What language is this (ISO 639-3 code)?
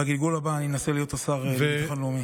heb